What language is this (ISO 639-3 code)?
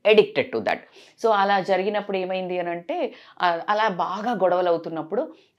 tel